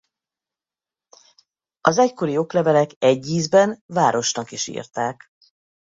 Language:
Hungarian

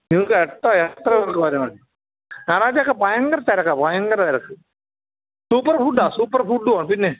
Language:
Malayalam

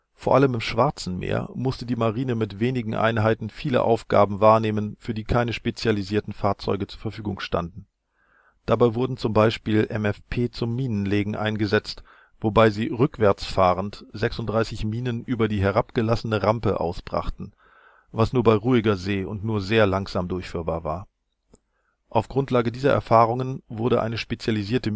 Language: German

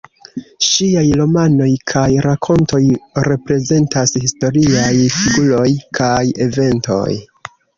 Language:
Esperanto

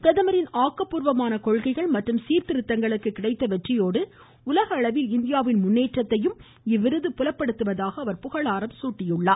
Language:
Tamil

